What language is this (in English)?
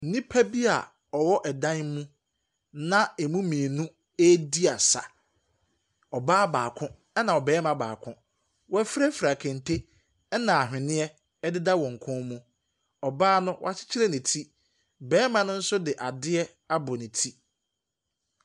Akan